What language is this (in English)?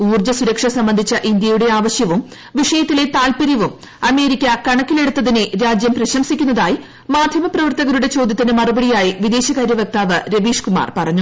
Malayalam